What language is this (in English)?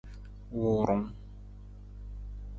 Nawdm